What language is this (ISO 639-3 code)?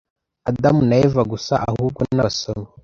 kin